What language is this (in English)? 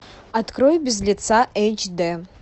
Russian